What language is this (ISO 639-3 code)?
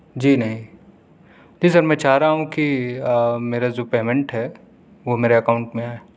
urd